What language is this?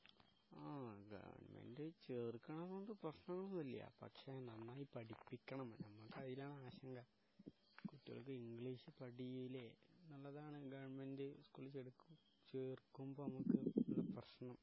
Malayalam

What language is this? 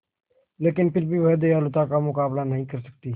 Hindi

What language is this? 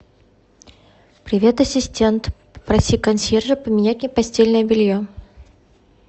Russian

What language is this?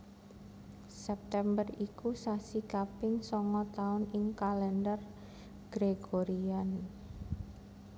Javanese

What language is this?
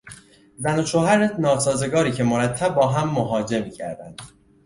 Persian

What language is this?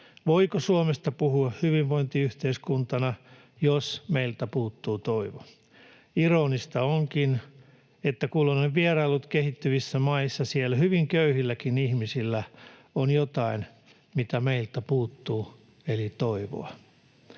Finnish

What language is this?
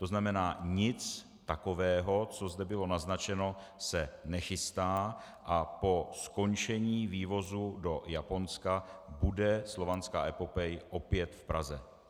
Czech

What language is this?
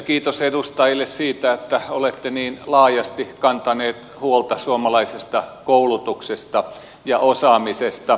Finnish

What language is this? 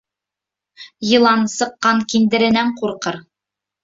Bashkir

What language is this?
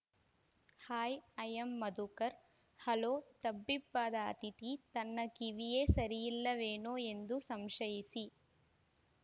Kannada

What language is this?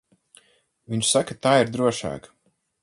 Latvian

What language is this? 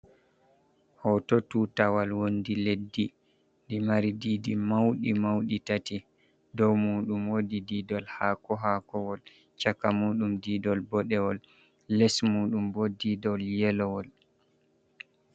Fula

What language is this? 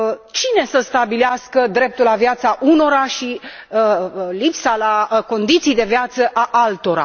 Romanian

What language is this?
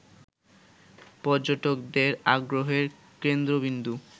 Bangla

